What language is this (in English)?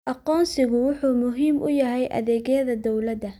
Somali